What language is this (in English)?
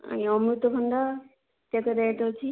Odia